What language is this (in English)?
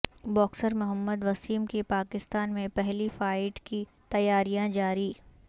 Urdu